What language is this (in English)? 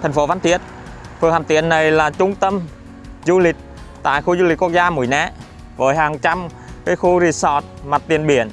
Vietnamese